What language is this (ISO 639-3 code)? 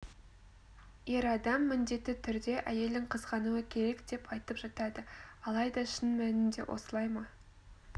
kaz